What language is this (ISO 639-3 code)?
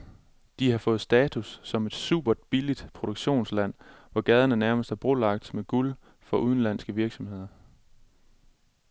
dan